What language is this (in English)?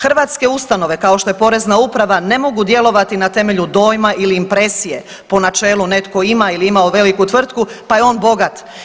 Croatian